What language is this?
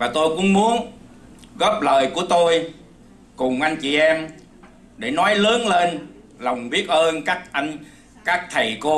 Vietnamese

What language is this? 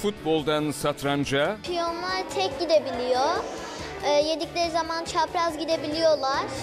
Turkish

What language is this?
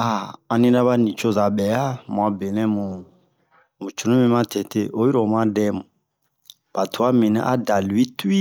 Bomu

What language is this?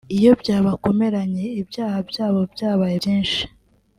Kinyarwanda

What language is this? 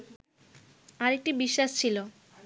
Bangla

